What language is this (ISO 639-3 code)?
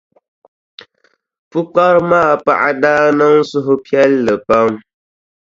dag